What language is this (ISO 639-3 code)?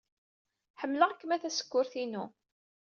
kab